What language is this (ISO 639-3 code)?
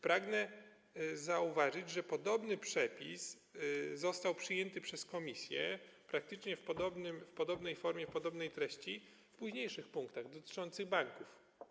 pol